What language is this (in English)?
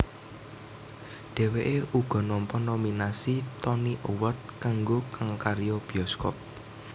Javanese